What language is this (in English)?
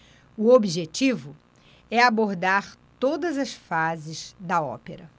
Portuguese